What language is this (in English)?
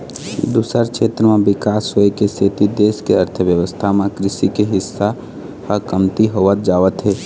Chhattisgarhi